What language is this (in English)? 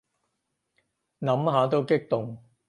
Cantonese